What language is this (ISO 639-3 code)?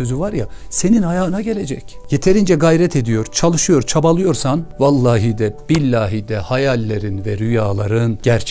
tur